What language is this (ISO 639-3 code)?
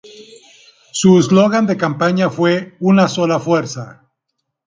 spa